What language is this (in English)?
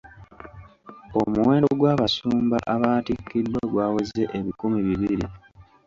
Ganda